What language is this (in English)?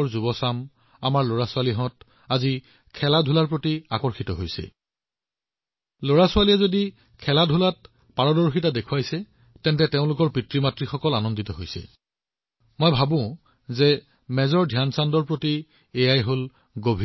Assamese